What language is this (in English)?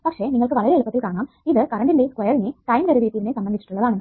Malayalam